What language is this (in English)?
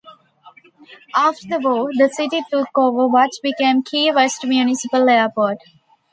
English